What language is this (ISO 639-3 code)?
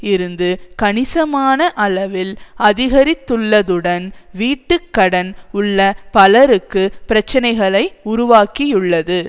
tam